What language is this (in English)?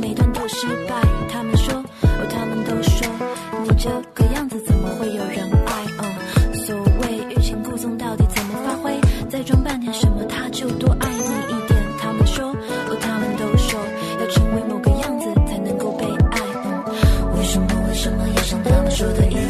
Chinese